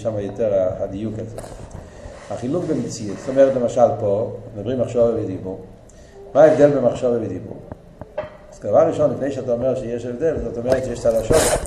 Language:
Hebrew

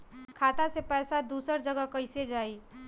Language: Bhojpuri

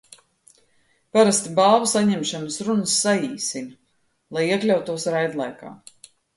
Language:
Latvian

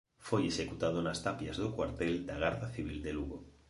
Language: Galician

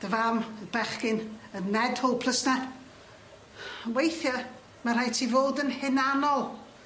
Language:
Welsh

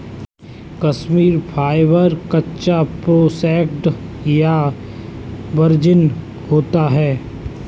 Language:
Hindi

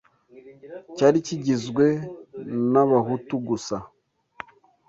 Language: Kinyarwanda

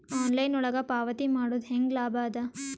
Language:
Kannada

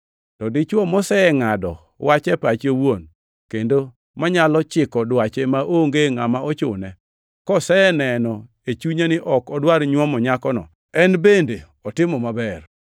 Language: Luo (Kenya and Tanzania)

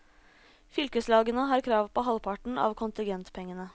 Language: Norwegian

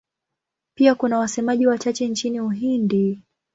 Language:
Swahili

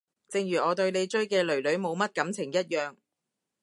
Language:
Cantonese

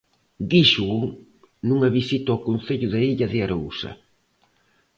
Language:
Galician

